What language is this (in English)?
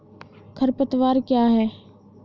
Hindi